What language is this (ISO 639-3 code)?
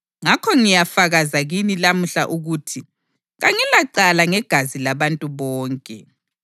nde